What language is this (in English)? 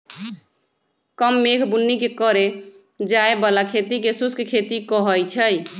Magahi